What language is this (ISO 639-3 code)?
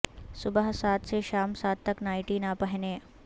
urd